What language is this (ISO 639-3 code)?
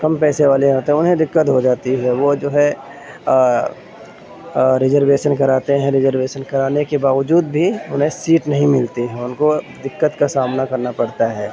urd